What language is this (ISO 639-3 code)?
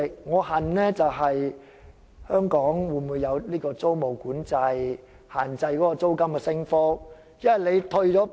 yue